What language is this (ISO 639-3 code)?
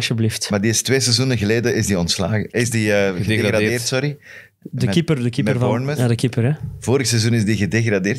nld